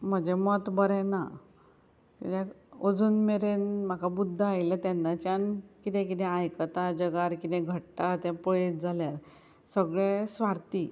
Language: Konkani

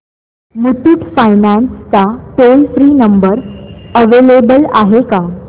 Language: Marathi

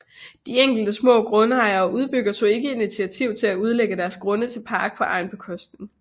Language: Danish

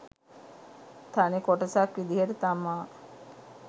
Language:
Sinhala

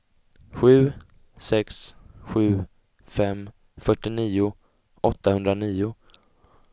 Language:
Swedish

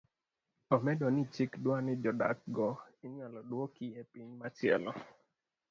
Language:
Luo (Kenya and Tanzania)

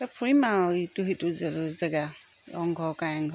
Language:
Assamese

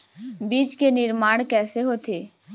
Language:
Chhattisgarhi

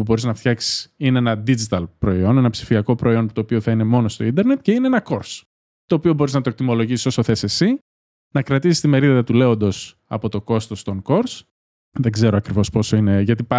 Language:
Greek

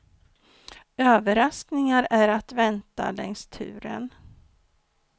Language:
Swedish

